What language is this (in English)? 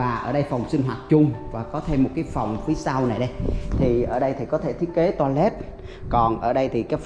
Vietnamese